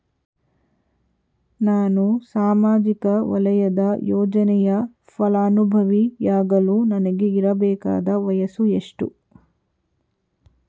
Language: Kannada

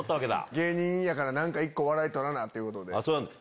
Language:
Japanese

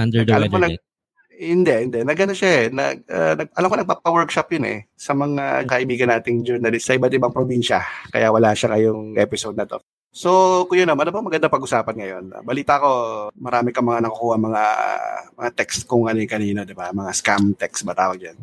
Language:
Filipino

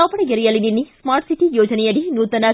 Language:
Kannada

